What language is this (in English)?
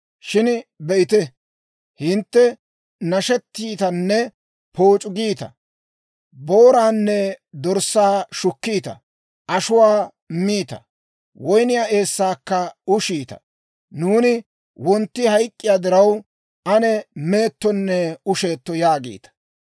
Dawro